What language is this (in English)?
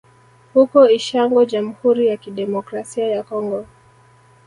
Swahili